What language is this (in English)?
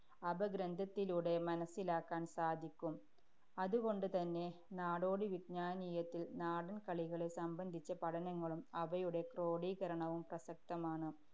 Malayalam